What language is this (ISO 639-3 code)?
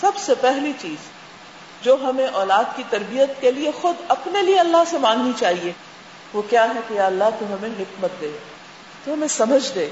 urd